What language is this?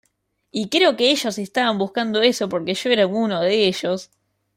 Spanish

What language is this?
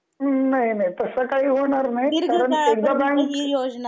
Marathi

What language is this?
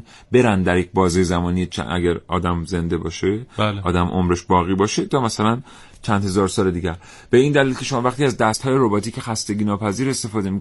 Persian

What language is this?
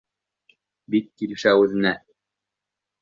Bashkir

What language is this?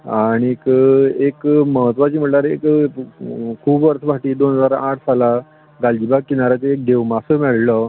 Konkani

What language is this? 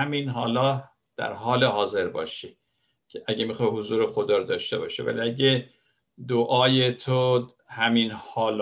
Persian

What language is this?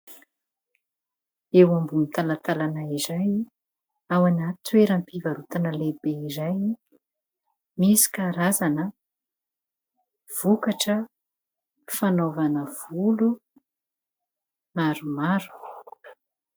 Malagasy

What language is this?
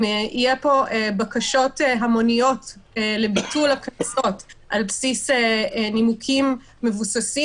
Hebrew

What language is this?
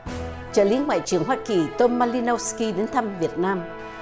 Vietnamese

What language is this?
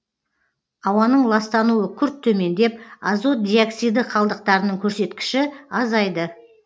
Kazakh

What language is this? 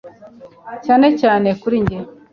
Kinyarwanda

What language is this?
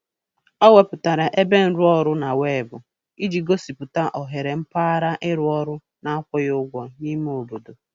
Igbo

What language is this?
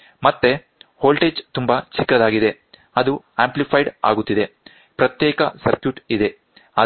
Kannada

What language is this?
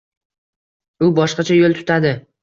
Uzbek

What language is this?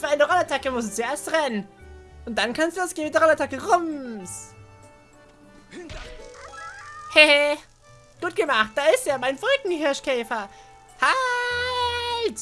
German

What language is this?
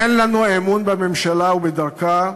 Hebrew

